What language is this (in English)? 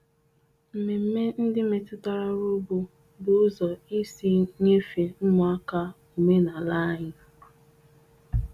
Igbo